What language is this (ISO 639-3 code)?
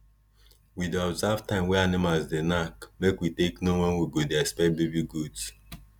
pcm